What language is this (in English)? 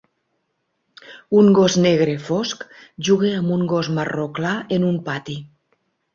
Catalan